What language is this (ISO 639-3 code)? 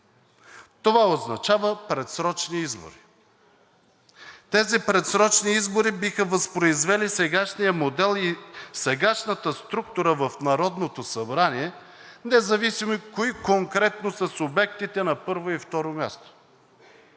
bul